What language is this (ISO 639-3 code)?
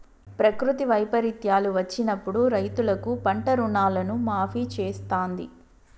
tel